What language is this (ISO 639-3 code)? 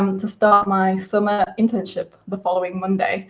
eng